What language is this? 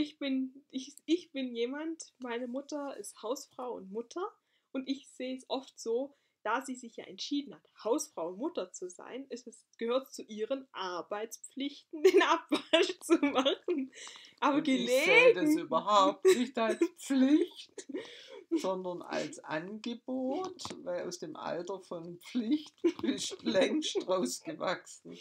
German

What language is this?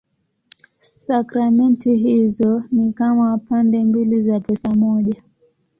Swahili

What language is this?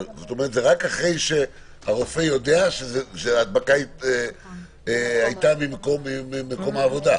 Hebrew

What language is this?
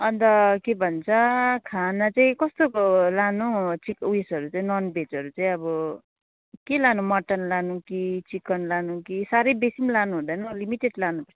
Nepali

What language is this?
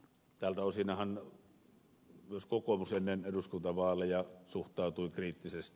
Finnish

